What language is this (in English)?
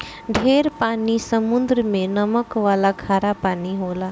Bhojpuri